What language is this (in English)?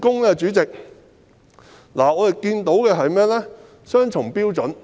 Cantonese